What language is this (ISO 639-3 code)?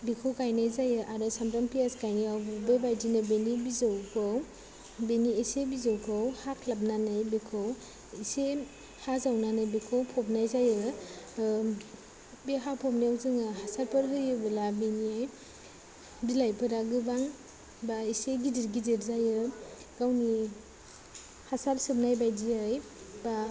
brx